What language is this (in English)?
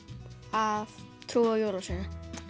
Icelandic